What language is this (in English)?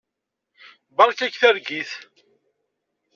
Kabyle